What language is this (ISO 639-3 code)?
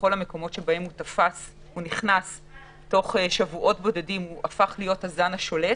heb